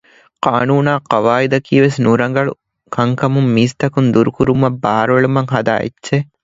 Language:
Divehi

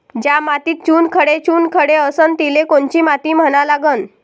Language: Marathi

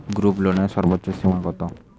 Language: Bangla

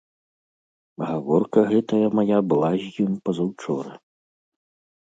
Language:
Belarusian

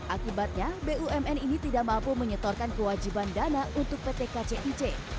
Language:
Indonesian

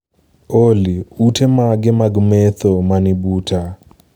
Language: Luo (Kenya and Tanzania)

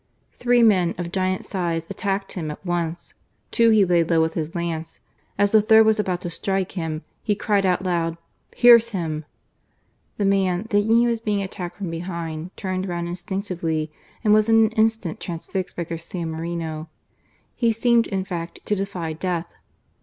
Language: English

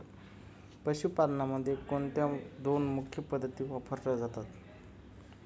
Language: Marathi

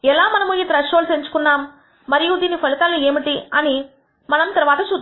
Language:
Telugu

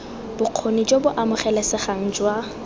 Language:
Tswana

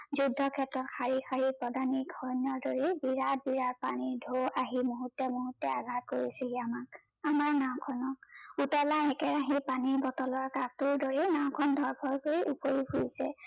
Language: Assamese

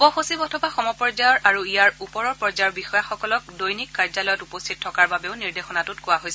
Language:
Assamese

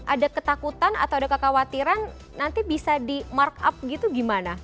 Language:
Indonesian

